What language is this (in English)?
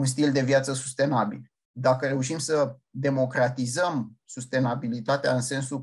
Romanian